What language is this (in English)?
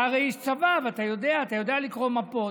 Hebrew